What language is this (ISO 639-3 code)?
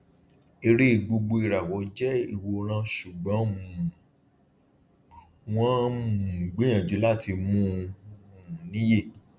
yor